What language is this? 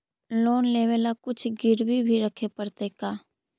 Magahi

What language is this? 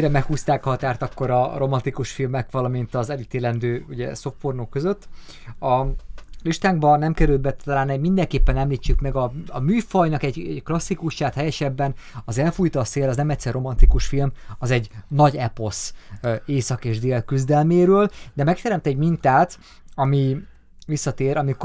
Hungarian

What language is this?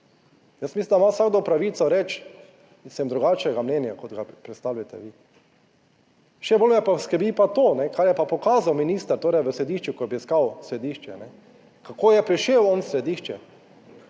Slovenian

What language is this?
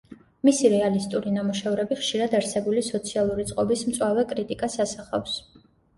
Georgian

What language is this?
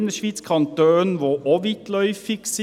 Swiss German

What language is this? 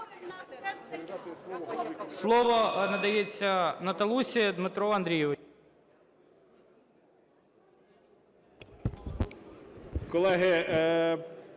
Ukrainian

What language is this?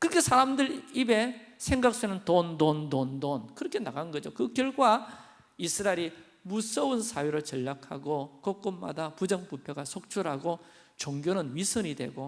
Korean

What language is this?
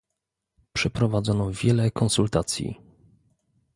Polish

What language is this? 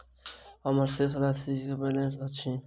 Maithili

